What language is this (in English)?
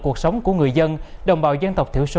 Vietnamese